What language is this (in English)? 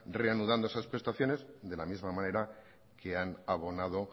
Spanish